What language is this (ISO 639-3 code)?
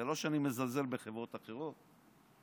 heb